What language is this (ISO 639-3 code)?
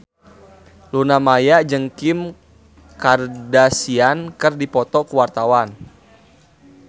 sun